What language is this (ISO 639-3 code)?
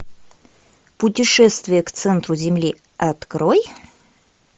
rus